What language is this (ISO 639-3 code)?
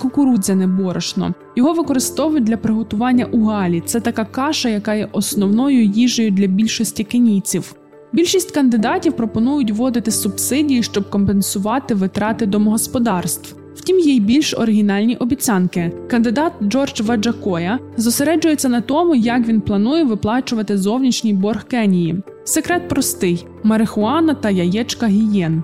ukr